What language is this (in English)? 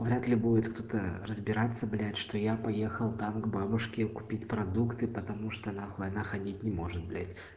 Russian